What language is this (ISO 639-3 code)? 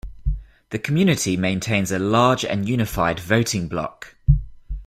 eng